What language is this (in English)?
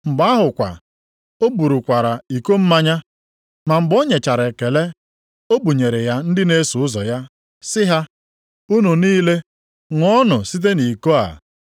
Igbo